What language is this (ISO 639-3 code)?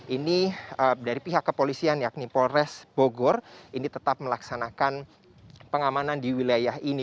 ind